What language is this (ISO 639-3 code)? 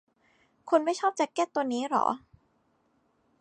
tha